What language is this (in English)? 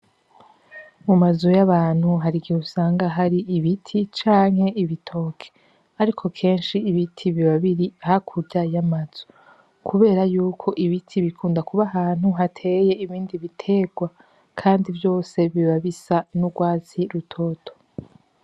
Rundi